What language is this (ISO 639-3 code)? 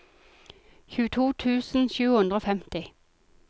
nor